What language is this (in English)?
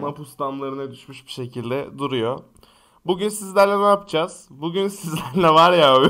Turkish